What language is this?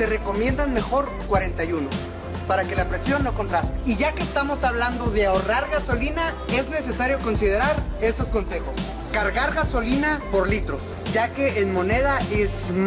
Spanish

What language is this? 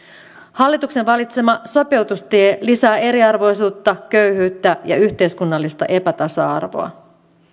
Finnish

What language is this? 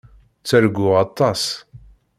Kabyle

